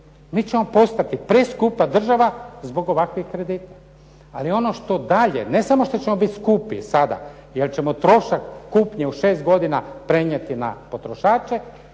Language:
Croatian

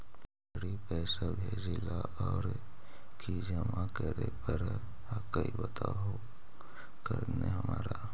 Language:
Magahi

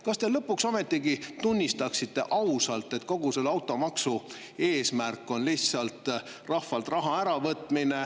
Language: Estonian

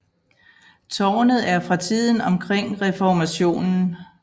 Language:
Danish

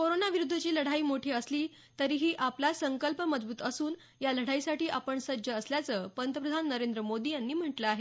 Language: Marathi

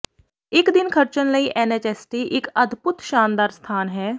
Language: Punjabi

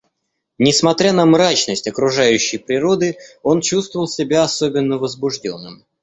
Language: Russian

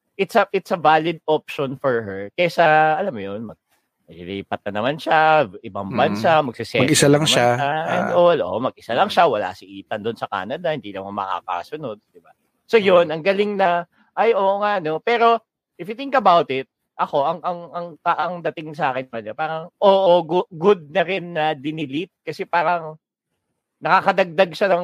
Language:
Filipino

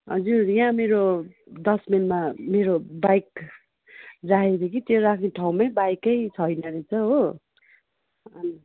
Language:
Nepali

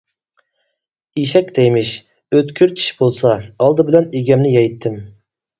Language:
Uyghur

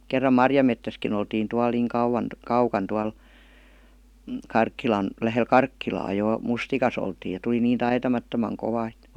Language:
Finnish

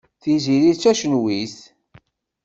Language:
Kabyle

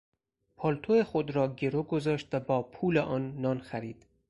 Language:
Persian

